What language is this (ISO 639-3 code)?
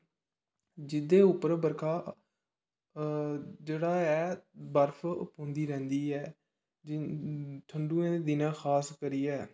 doi